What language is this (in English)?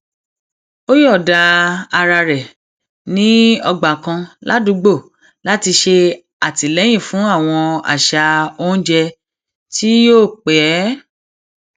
Yoruba